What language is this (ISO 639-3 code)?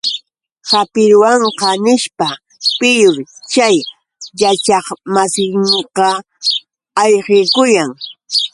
qux